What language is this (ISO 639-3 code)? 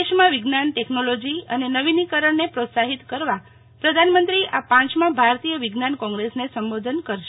guj